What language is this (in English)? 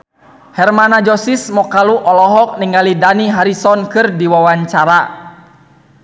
Sundanese